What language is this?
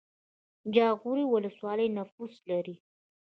Pashto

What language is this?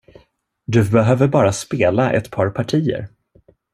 Swedish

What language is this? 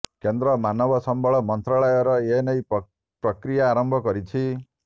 Odia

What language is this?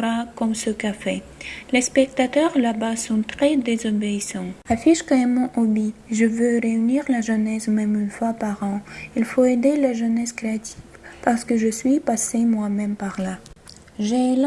French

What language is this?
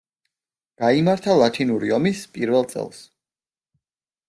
Georgian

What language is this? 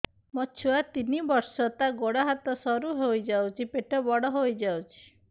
Odia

